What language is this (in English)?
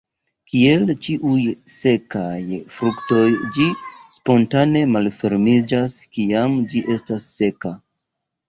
Esperanto